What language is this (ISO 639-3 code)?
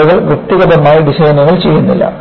mal